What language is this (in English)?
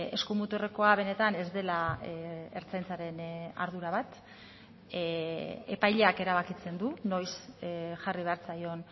Basque